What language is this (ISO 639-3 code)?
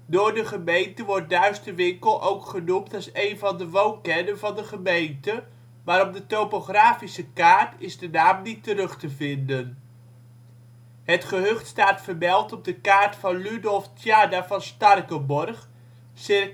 nld